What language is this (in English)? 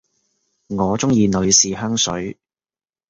Cantonese